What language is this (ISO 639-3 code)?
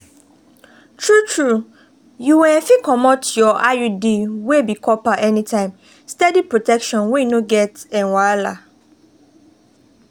pcm